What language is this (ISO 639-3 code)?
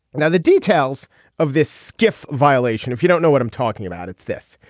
eng